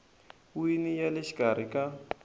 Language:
Tsonga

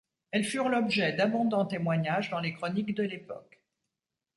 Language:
French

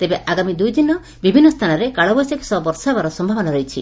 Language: Odia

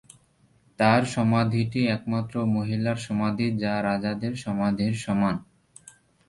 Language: Bangla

